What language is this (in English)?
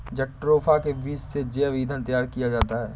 Hindi